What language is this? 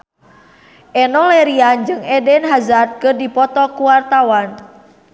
Sundanese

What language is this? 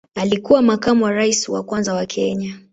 Swahili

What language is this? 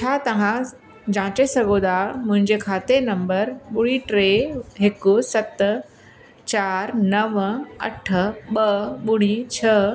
Sindhi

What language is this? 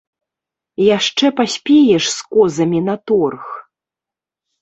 Belarusian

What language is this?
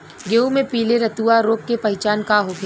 Bhojpuri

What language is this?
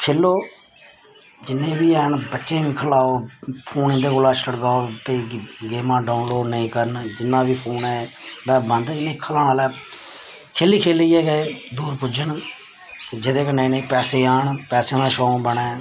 Dogri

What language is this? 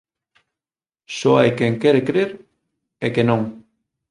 Galician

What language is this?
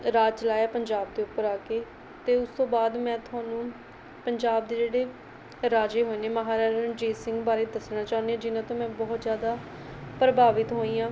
Punjabi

